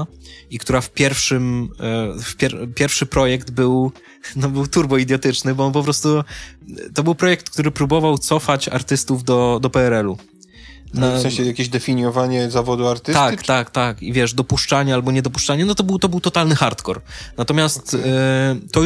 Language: Polish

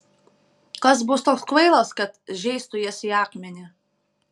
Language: Lithuanian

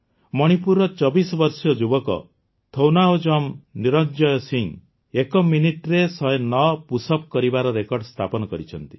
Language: Odia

